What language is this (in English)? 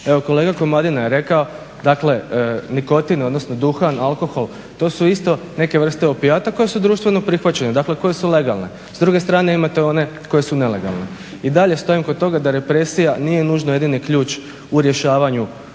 Croatian